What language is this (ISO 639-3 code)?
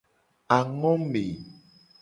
gej